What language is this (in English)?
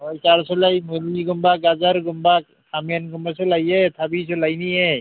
Manipuri